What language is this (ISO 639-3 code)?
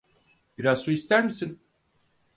tur